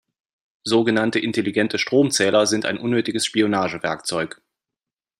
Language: German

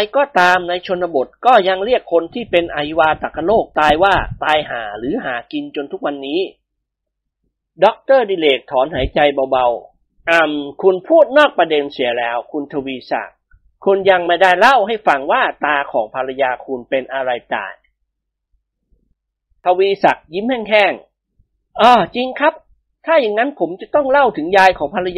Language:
Thai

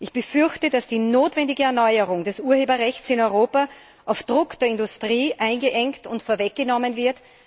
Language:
German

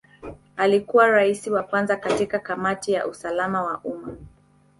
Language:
Swahili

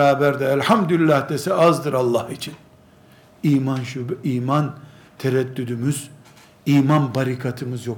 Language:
Turkish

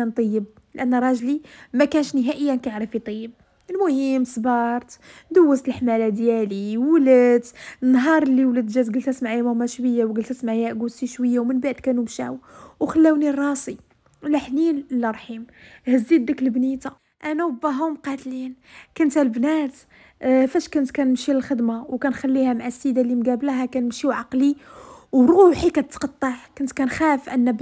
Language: Arabic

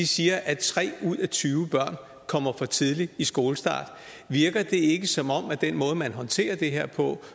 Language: Danish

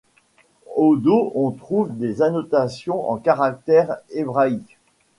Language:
French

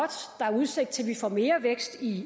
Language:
Danish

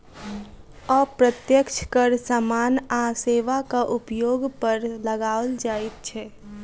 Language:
Maithili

